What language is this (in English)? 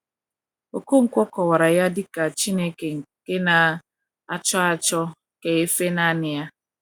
Igbo